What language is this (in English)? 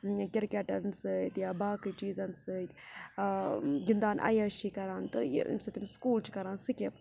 Kashmiri